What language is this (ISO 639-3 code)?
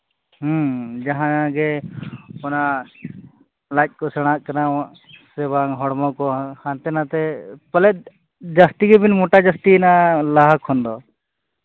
sat